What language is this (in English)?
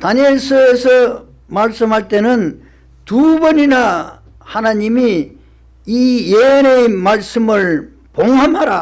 Korean